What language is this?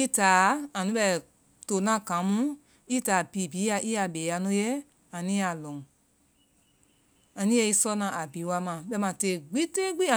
Vai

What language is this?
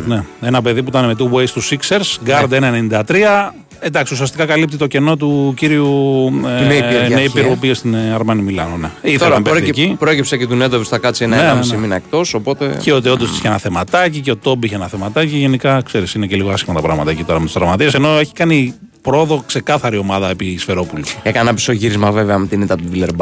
Greek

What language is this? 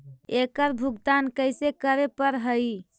Magahi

